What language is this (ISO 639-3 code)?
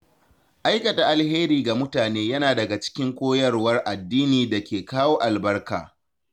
hau